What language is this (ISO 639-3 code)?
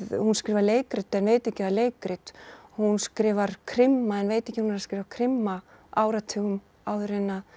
isl